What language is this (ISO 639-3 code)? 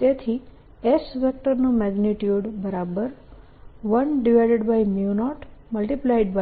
guj